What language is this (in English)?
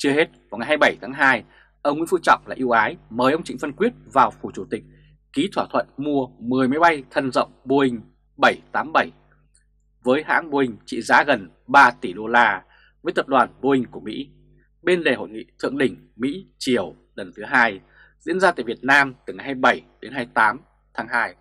Vietnamese